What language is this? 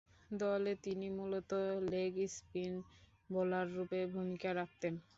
Bangla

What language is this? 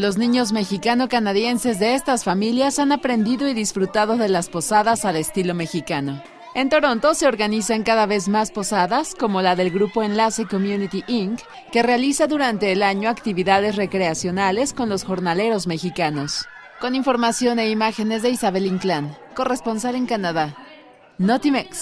Spanish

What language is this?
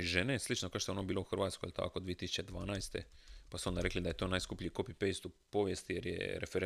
Croatian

